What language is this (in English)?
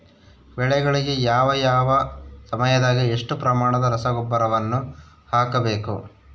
Kannada